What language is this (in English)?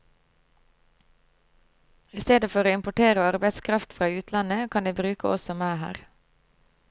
Norwegian